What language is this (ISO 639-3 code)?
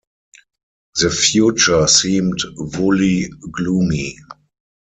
eng